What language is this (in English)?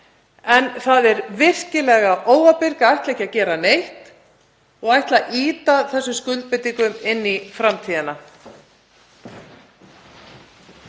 Icelandic